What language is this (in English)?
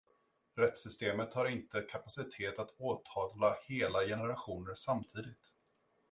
Swedish